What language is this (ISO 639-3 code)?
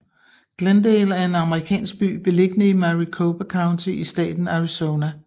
dan